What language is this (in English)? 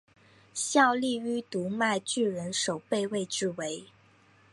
Chinese